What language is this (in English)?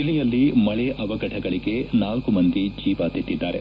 Kannada